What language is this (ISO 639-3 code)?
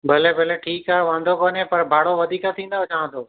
snd